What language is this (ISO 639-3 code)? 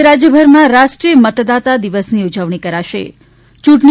guj